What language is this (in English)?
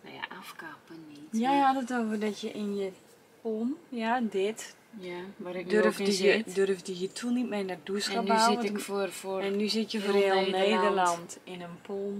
Dutch